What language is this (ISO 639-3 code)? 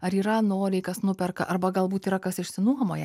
lit